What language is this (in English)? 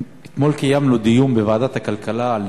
Hebrew